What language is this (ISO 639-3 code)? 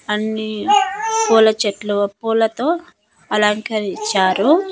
tel